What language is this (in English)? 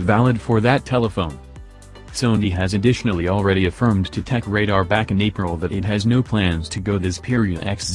English